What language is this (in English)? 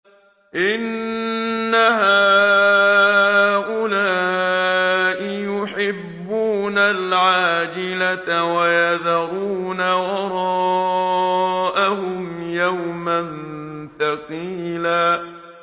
Arabic